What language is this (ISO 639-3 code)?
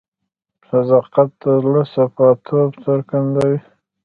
pus